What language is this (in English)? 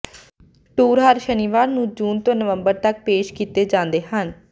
Punjabi